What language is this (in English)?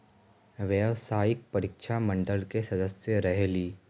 Magahi